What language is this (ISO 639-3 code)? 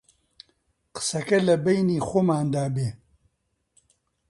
ckb